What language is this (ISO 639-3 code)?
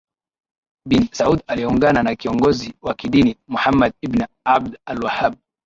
swa